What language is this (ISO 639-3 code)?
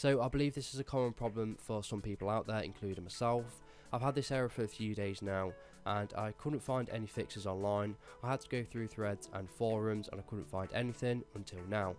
eng